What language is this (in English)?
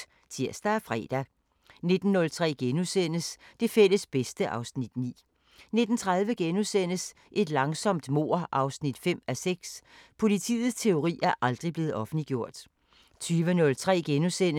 Danish